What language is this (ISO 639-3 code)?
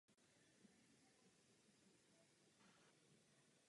ces